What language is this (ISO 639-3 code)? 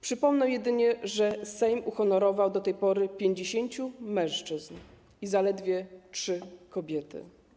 pol